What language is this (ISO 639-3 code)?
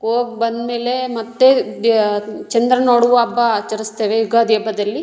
kan